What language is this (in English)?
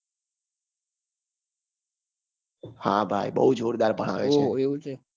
Gujarati